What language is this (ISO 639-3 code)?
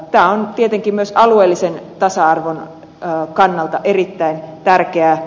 fin